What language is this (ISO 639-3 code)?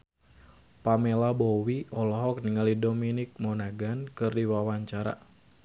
sun